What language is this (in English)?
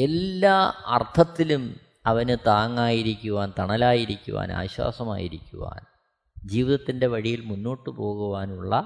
Malayalam